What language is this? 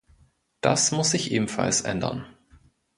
German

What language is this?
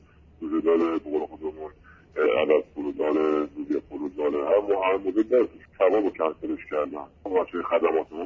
Persian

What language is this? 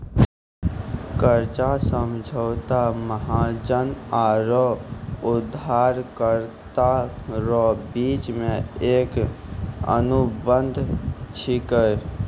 Maithili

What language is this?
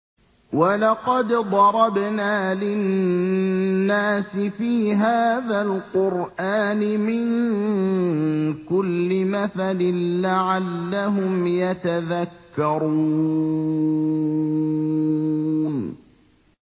Arabic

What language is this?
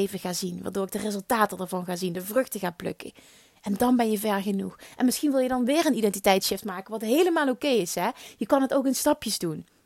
Dutch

